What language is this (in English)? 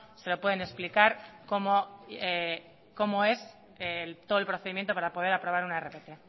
Spanish